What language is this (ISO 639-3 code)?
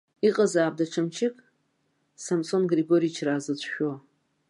abk